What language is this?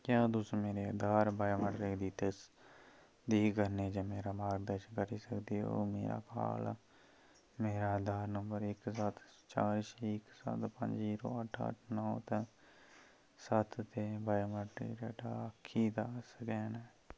Dogri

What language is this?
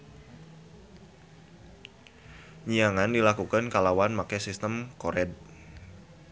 Sundanese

